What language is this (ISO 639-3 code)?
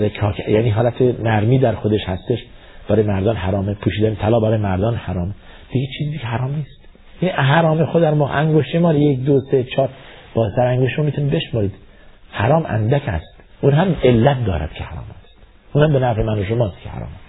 fas